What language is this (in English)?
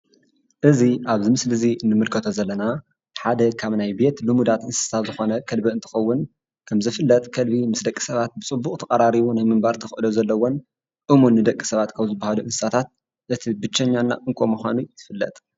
Tigrinya